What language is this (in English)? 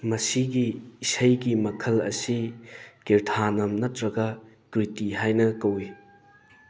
Manipuri